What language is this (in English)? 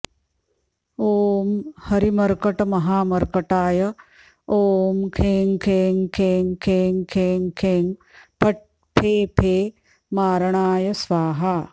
Sanskrit